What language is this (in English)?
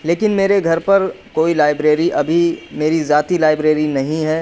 Urdu